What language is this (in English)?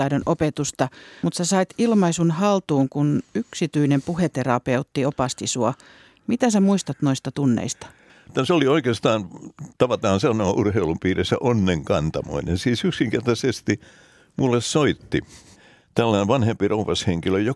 Finnish